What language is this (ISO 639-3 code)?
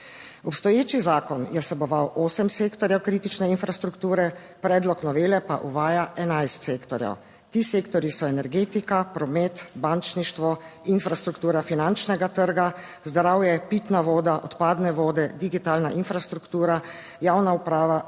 slv